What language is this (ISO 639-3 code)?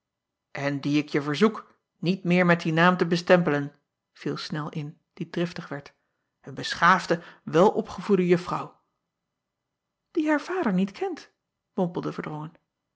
nld